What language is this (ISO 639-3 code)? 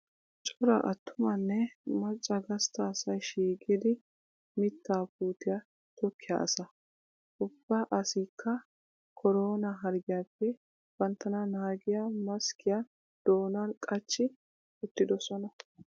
wal